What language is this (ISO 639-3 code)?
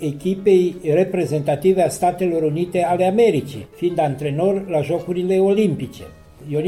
ron